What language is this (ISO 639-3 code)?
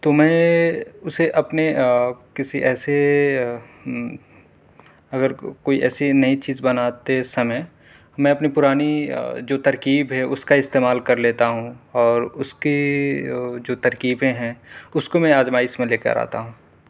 urd